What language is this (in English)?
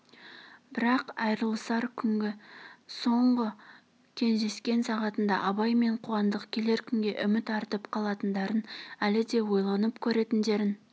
Kazakh